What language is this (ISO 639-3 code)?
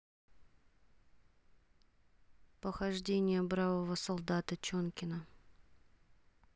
rus